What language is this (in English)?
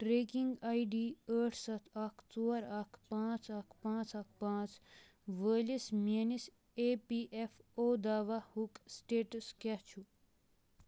Kashmiri